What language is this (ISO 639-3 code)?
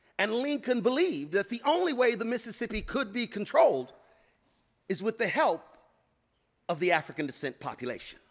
eng